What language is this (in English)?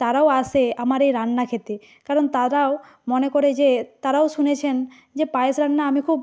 Bangla